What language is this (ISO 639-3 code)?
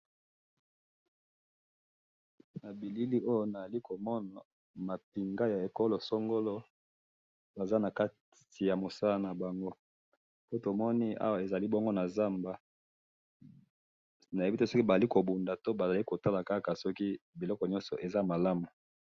lin